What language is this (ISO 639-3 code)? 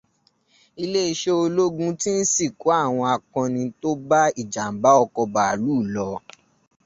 yor